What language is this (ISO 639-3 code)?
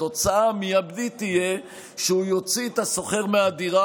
heb